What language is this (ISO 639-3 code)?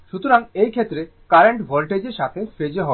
ben